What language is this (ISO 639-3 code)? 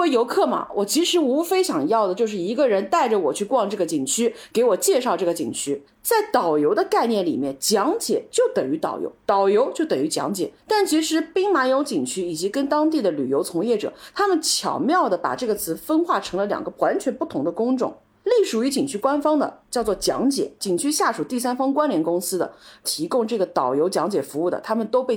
zho